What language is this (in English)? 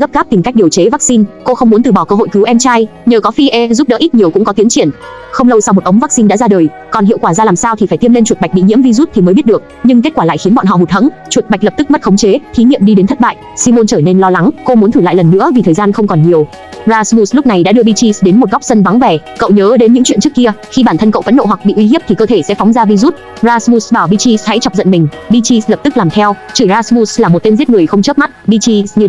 Vietnamese